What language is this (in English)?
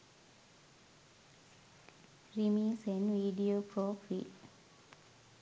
Sinhala